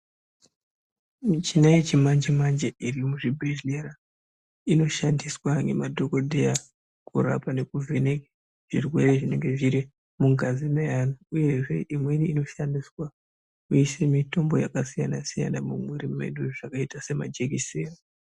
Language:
Ndau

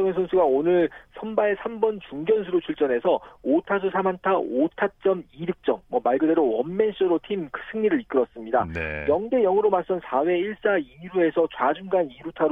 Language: Korean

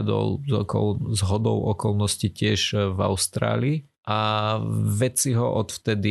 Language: Slovak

